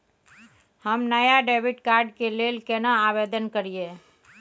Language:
Maithili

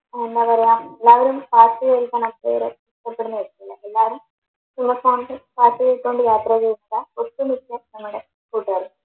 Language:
Malayalam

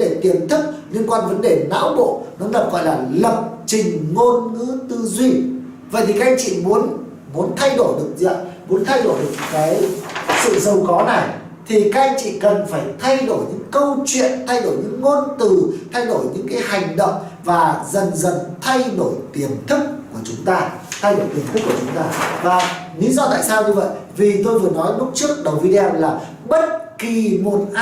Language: Vietnamese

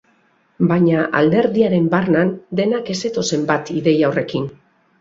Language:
Basque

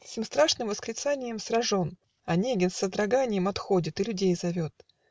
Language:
Russian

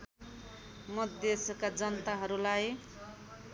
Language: Nepali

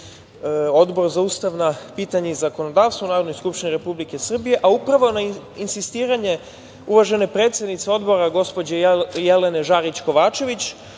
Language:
Serbian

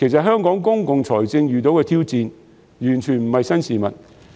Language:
Cantonese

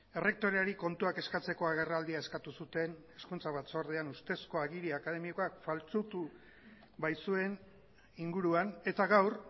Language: Basque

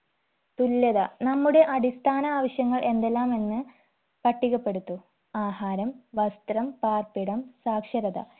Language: Malayalam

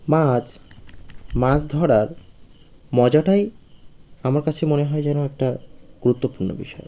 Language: Bangla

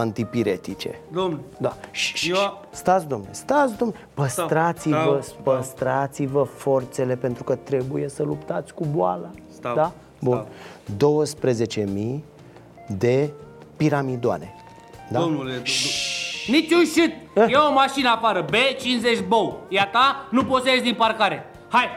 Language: Romanian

